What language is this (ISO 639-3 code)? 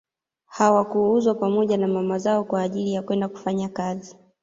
swa